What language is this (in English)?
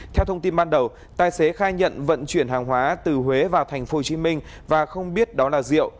Vietnamese